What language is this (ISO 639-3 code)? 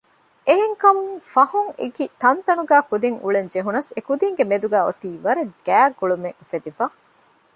div